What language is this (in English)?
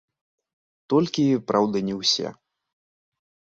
Belarusian